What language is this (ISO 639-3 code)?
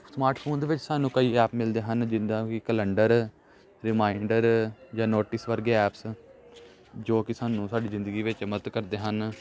pan